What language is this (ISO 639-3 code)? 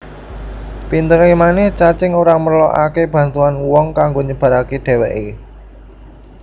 jav